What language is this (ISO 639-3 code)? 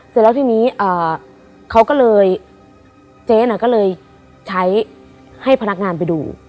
tha